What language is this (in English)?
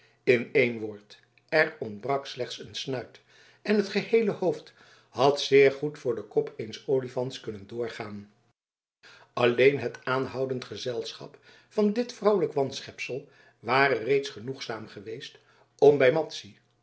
Dutch